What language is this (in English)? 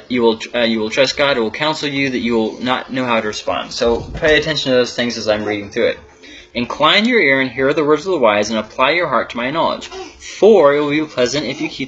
English